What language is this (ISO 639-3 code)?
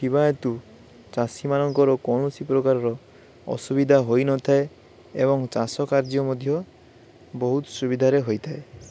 ori